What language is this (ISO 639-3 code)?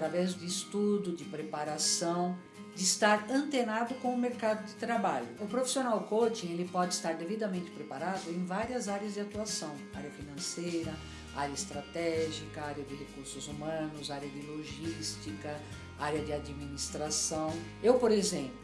por